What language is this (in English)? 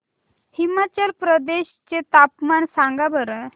Marathi